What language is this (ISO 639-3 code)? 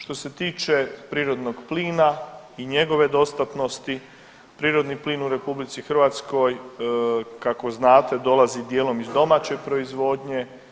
hrv